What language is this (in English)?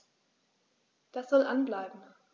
German